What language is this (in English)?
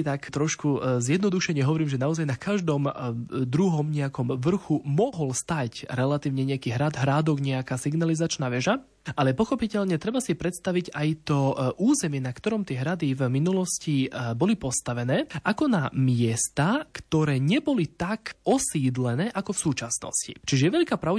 Slovak